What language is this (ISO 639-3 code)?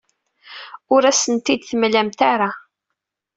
kab